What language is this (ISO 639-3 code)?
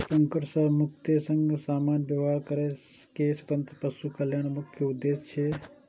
mai